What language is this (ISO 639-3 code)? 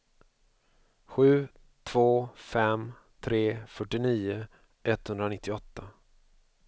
swe